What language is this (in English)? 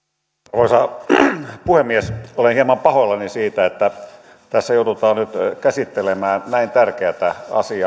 Finnish